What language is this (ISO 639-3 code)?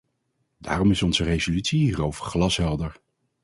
nld